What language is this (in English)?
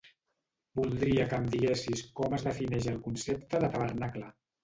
Catalan